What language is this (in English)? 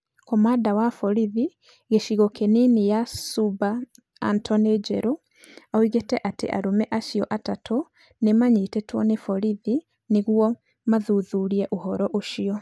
Kikuyu